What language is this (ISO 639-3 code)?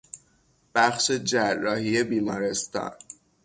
fas